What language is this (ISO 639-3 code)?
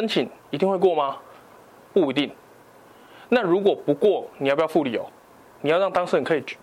zho